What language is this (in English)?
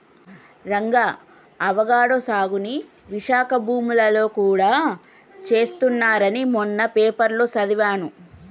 Telugu